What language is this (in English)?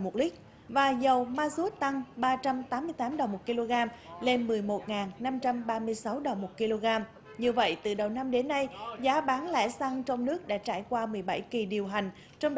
Vietnamese